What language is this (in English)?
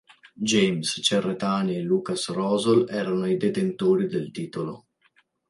Italian